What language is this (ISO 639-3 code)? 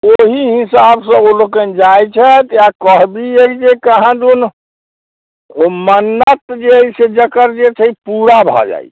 mai